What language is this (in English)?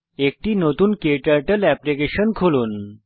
Bangla